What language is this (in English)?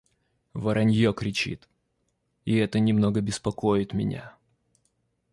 Russian